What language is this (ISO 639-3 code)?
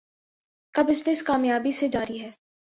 urd